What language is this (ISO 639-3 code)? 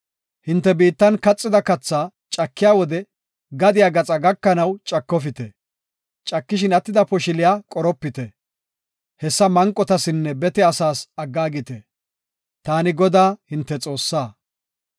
gof